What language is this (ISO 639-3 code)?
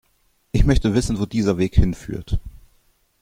deu